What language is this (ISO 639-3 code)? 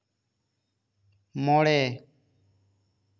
sat